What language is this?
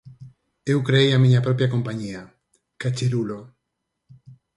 Galician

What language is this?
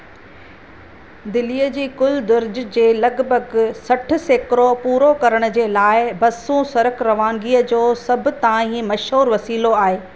Sindhi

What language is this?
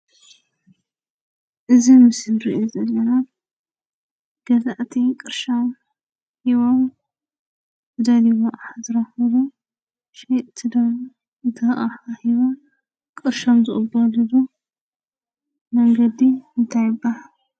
Tigrinya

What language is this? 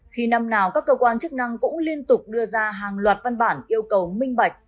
Vietnamese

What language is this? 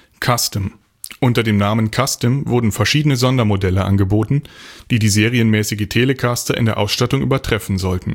German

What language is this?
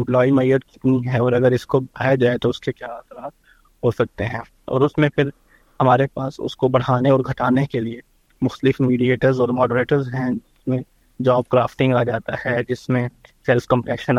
Urdu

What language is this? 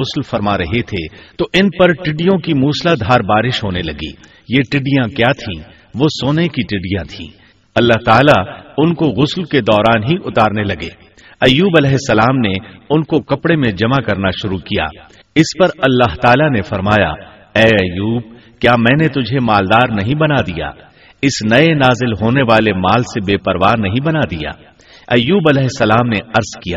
Urdu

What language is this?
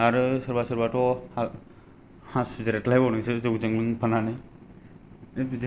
Bodo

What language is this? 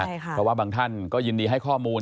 Thai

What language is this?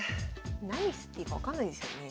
Japanese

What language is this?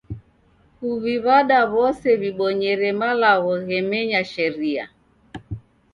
Taita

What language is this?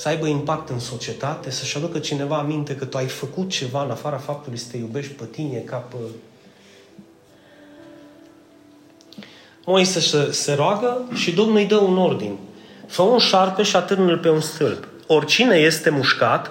Romanian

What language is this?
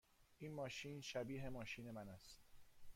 Persian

